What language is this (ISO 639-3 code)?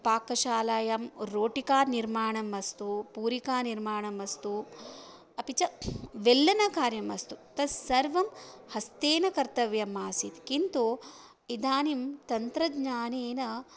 san